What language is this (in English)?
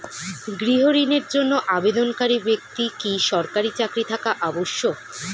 Bangla